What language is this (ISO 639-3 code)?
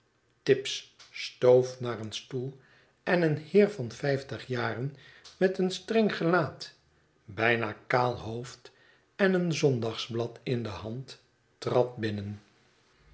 nld